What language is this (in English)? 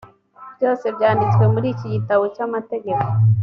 Kinyarwanda